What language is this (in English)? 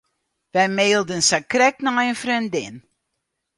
Western Frisian